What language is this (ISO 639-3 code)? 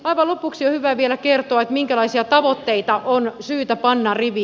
fin